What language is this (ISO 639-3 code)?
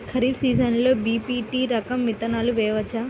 tel